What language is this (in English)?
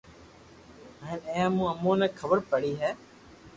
Loarki